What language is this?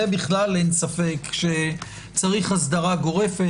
Hebrew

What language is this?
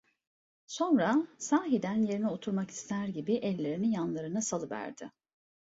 Turkish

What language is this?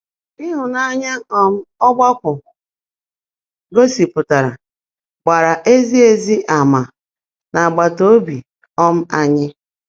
Igbo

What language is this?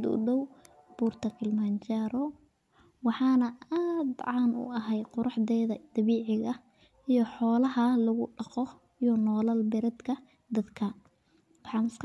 Somali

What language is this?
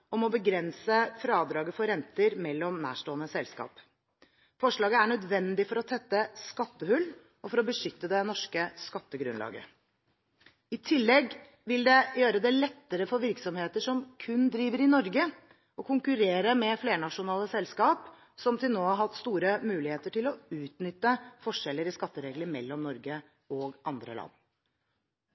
Norwegian Bokmål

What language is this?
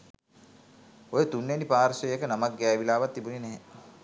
Sinhala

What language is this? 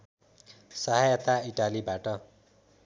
Nepali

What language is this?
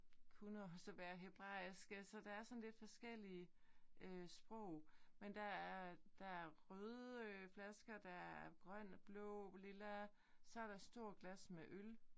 Danish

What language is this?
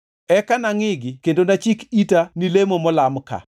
Luo (Kenya and Tanzania)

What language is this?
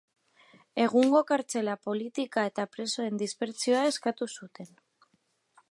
Basque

